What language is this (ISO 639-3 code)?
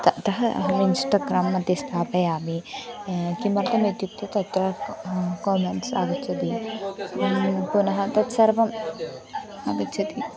san